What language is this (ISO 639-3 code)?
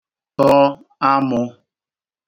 ibo